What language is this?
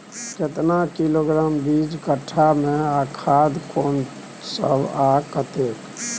Maithili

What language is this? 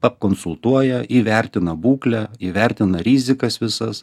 Lithuanian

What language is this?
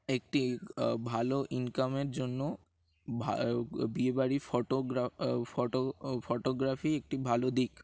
Bangla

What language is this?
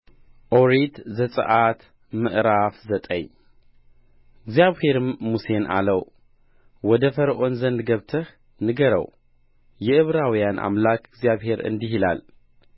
Amharic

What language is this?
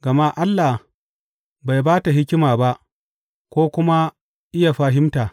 Hausa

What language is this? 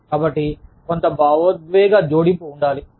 Telugu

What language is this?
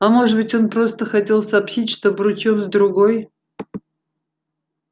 Russian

